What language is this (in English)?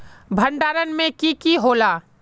Magahi